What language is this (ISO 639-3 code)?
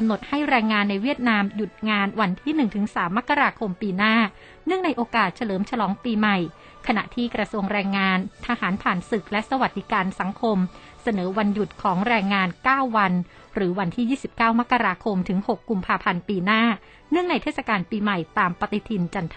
tha